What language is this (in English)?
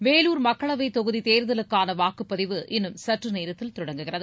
Tamil